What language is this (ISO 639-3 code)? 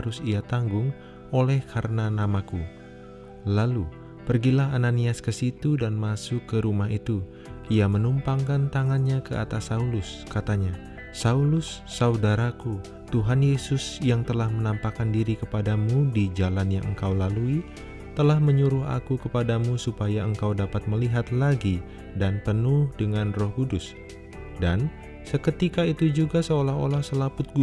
ind